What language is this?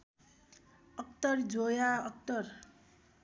Nepali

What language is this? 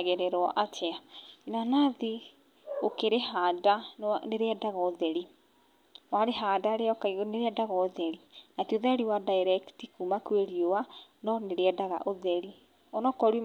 Kikuyu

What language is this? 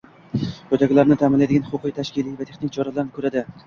Uzbek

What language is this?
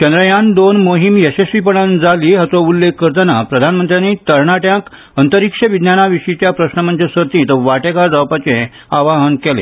Konkani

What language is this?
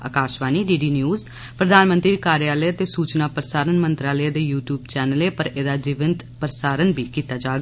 Dogri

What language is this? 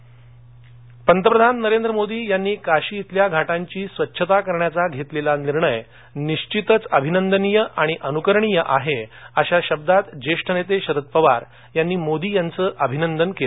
Marathi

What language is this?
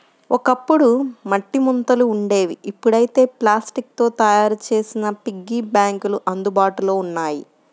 Telugu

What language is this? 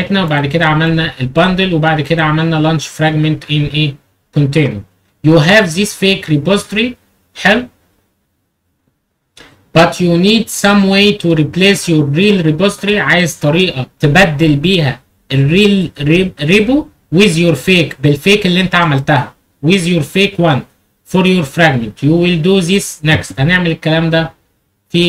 Arabic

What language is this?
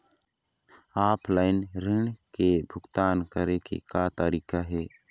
Chhattisgarhi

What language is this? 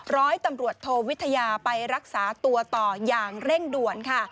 Thai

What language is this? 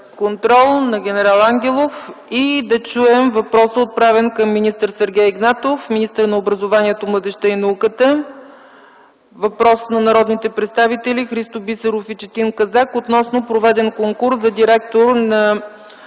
Bulgarian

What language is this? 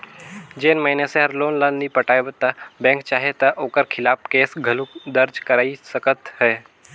Chhattisgarhi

